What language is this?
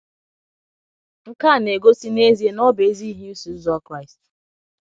Igbo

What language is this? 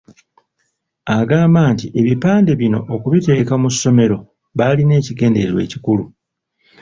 Ganda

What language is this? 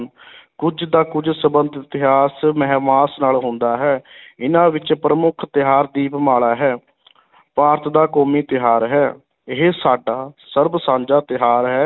Punjabi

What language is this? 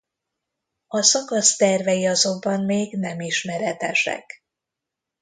Hungarian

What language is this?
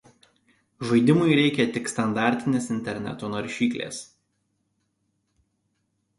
Lithuanian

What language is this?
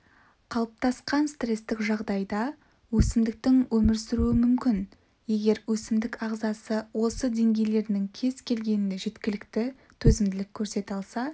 Kazakh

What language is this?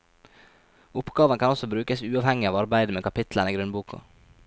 Norwegian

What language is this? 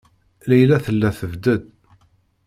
Kabyle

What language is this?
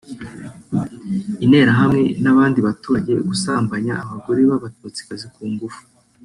Kinyarwanda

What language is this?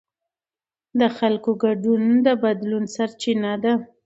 Pashto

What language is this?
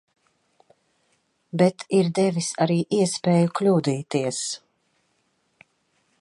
Latvian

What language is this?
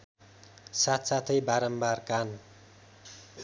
Nepali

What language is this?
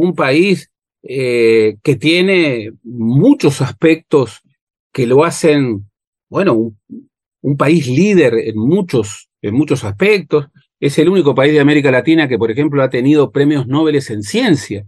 Spanish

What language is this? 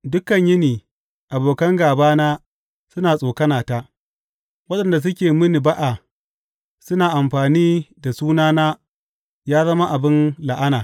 Hausa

